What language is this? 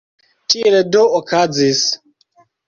Esperanto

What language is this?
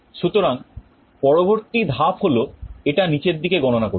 Bangla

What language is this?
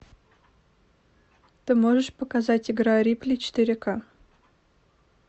Russian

